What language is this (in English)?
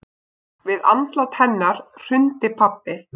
Icelandic